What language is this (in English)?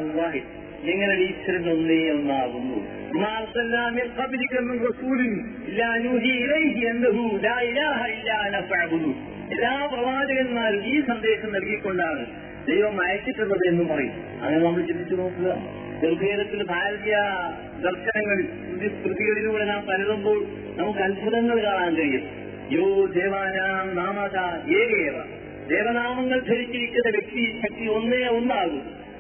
Malayalam